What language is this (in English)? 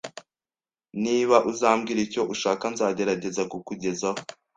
Kinyarwanda